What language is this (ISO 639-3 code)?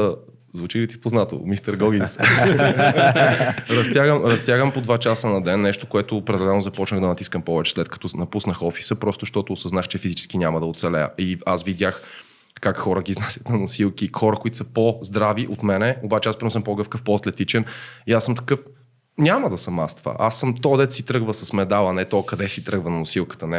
bul